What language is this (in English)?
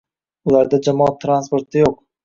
Uzbek